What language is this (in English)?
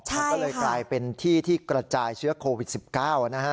Thai